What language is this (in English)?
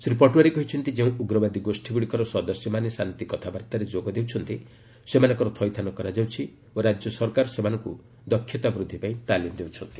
Odia